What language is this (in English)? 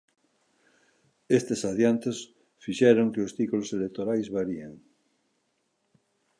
Galician